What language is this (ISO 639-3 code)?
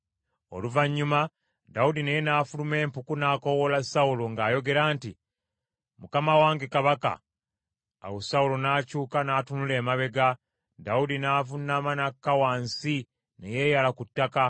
lug